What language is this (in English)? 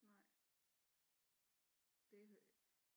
Danish